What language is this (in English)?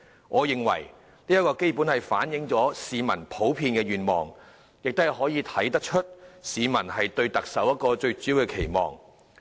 Cantonese